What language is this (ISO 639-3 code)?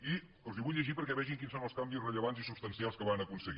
cat